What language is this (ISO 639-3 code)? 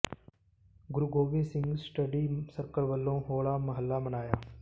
pan